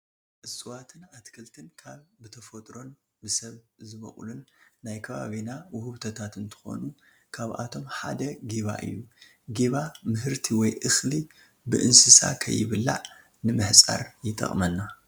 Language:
Tigrinya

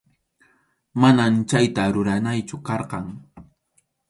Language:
Arequipa-La Unión Quechua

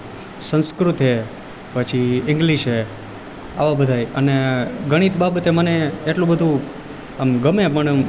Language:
Gujarati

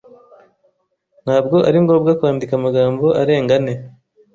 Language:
Kinyarwanda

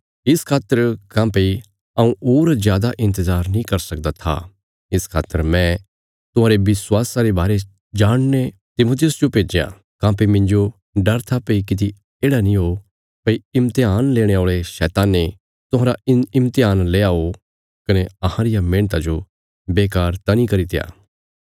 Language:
Bilaspuri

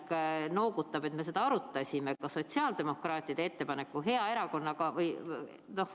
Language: Estonian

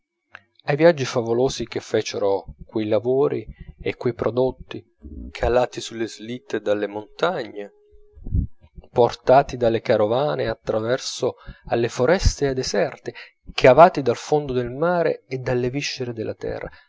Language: Italian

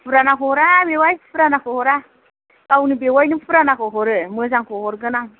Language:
Bodo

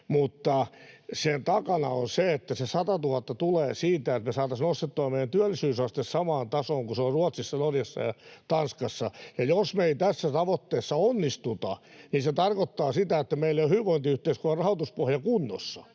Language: Finnish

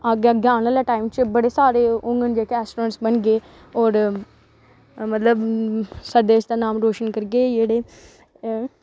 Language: Dogri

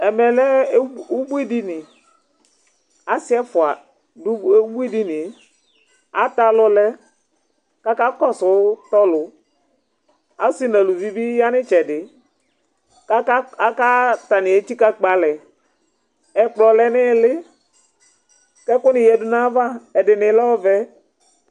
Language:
Ikposo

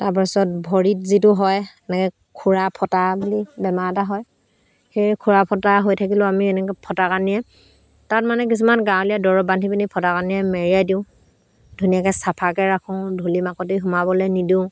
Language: Assamese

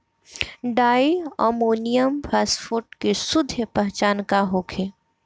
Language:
Bhojpuri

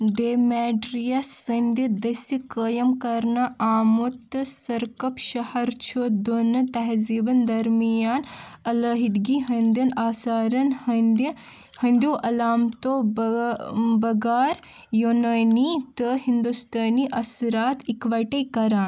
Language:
Kashmiri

